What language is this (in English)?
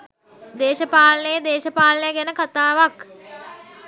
Sinhala